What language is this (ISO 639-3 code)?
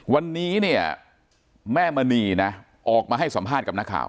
tha